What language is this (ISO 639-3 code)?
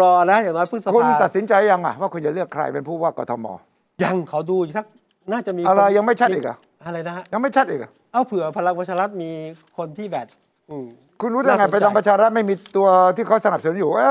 tha